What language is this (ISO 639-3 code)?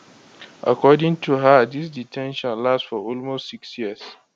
pcm